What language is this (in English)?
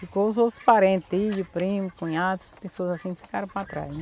Portuguese